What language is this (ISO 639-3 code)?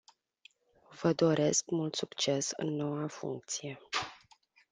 ron